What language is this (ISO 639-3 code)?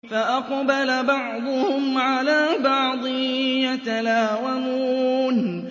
ara